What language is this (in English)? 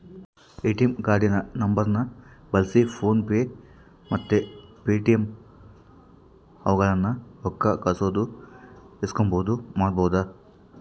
Kannada